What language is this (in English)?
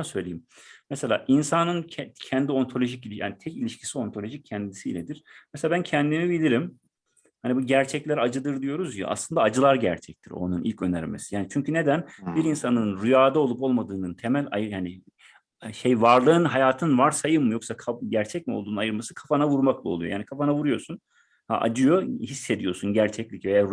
Turkish